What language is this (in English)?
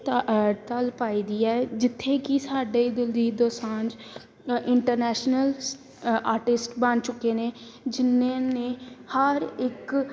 Punjabi